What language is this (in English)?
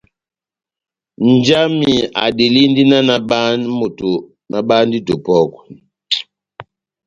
Batanga